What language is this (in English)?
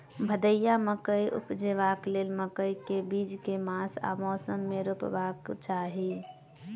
Maithili